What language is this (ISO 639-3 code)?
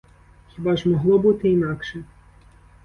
ukr